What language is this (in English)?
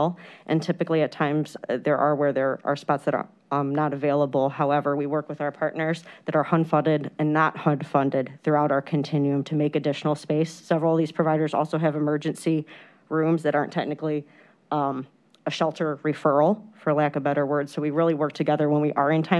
English